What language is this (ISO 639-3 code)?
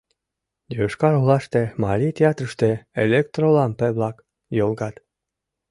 chm